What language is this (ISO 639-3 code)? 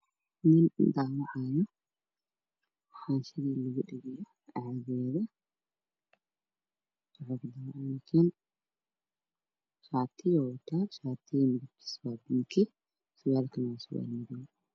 som